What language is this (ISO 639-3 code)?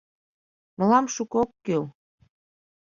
chm